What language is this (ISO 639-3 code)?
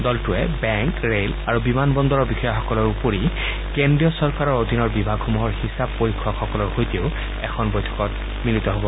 asm